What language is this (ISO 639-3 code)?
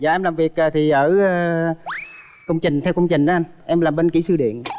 vie